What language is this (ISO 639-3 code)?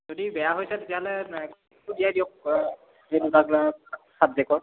asm